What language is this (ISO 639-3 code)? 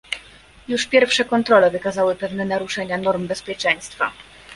pol